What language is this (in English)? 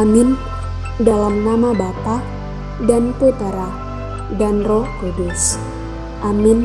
Indonesian